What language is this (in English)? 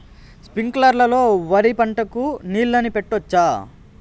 Telugu